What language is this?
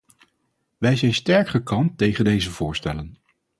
Dutch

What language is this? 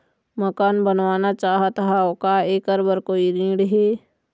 Chhattisgarhi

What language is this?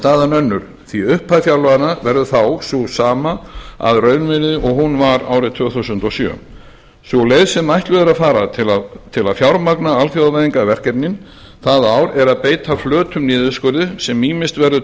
Icelandic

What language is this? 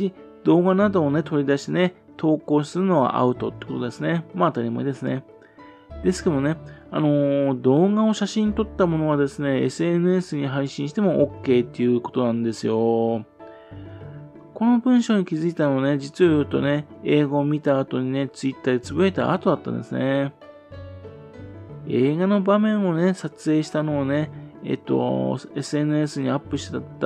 Japanese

